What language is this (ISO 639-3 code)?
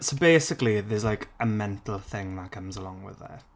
eng